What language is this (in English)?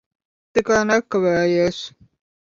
Latvian